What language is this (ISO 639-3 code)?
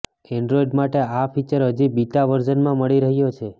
guj